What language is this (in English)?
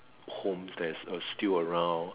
English